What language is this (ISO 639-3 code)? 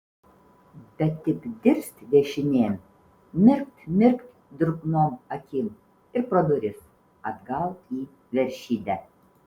lit